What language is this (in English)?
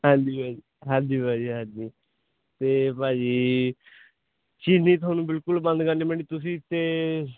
Punjabi